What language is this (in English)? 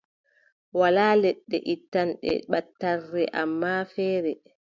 Adamawa Fulfulde